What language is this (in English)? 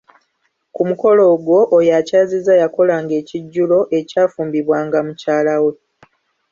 Ganda